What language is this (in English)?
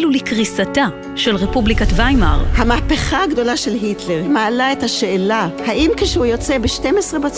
Hebrew